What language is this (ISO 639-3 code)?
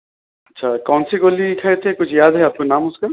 urd